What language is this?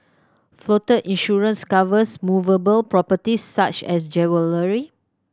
English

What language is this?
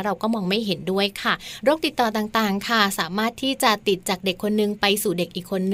Thai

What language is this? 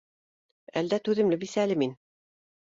Bashkir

